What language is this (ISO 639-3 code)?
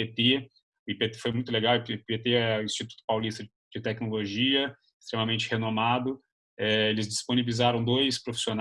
por